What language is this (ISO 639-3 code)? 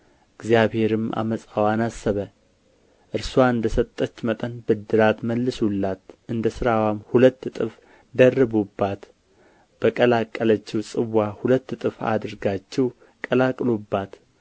amh